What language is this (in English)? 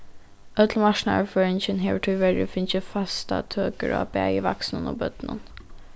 Faroese